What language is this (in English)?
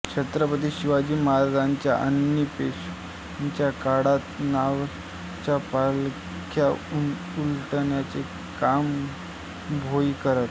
Marathi